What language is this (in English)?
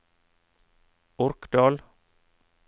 Norwegian